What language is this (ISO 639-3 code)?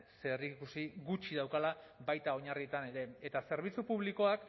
eus